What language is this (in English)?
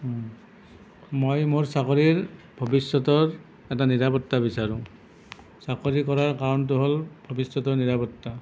Assamese